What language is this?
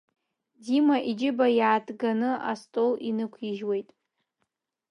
Abkhazian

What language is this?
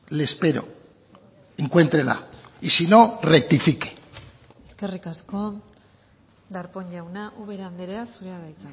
Basque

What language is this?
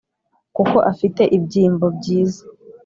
Kinyarwanda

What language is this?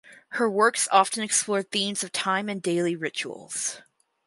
English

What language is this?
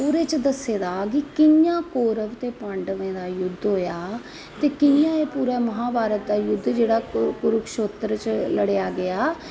Dogri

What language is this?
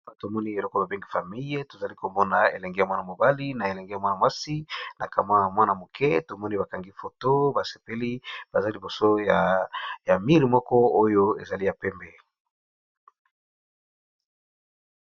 Lingala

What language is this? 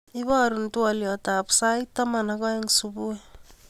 Kalenjin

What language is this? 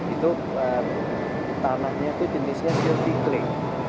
Indonesian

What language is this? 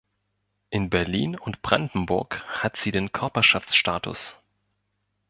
German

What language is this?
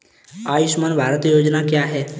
Hindi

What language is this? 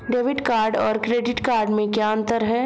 Hindi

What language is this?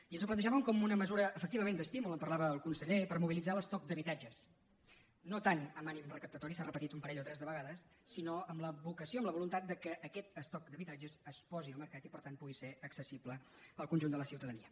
Catalan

